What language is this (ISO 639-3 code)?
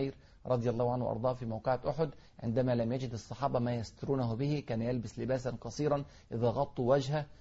ara